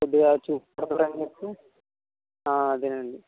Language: Telugu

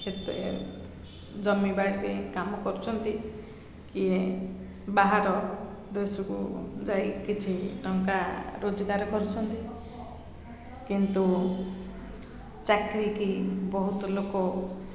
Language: Odia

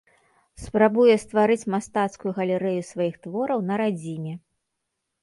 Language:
Belarusian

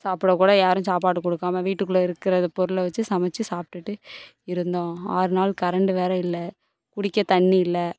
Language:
Tamil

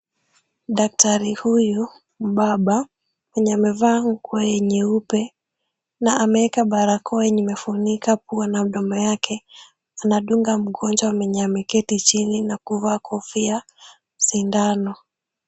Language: Swahili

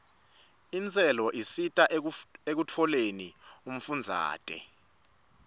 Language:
Swati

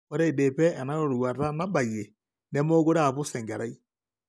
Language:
Masai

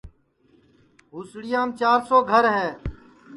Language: Sansi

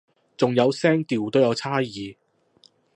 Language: Cantonese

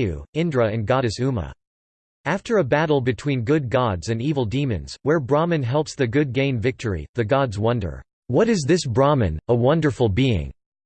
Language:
English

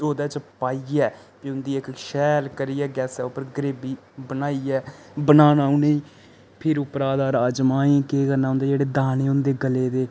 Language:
Dogri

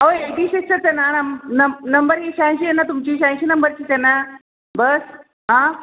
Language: Marathi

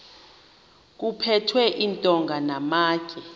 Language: Xhosa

